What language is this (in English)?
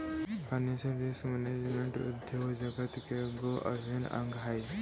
Magahi